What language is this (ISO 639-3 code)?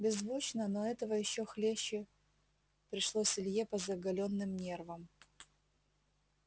rus